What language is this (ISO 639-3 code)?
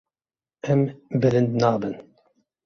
kur